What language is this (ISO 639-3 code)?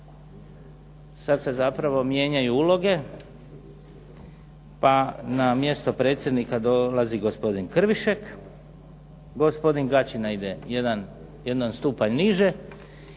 hrv